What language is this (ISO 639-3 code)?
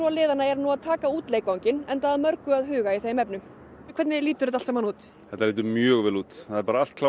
isl